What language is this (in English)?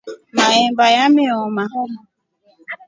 Rombo